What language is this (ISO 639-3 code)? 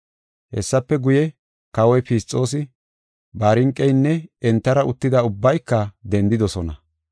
gof